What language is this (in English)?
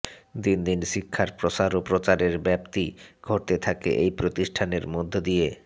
Bangla